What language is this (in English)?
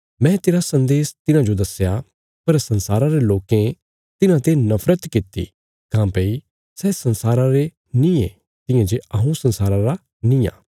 Bilaspuri